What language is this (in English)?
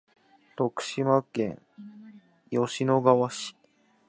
Japanese